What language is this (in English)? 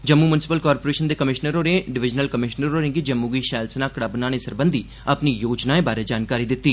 Dogri